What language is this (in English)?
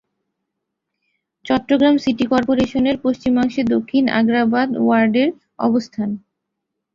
Bangla